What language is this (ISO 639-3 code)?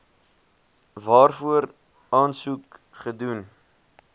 afr